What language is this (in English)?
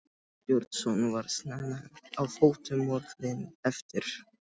Icelandic